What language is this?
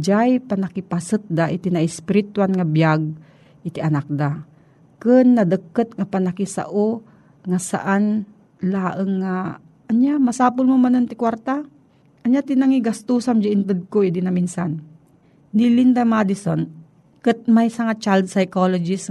Filipino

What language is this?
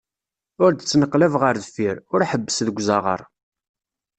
Kabyle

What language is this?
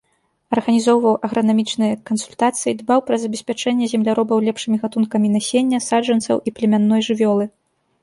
Belarusian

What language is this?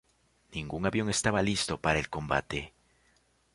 Spanish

